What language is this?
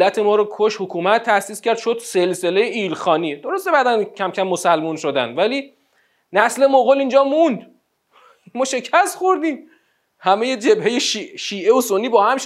Persian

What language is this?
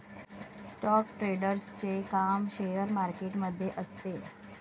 Marathi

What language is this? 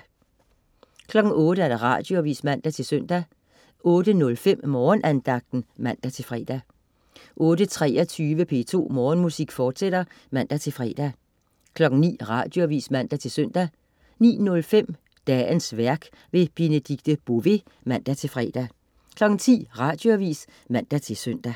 Danish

